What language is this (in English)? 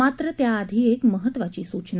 Marathi